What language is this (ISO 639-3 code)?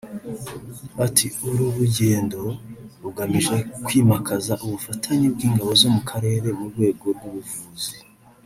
kin